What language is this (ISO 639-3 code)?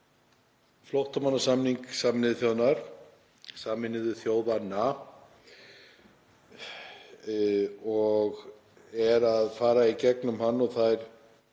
isl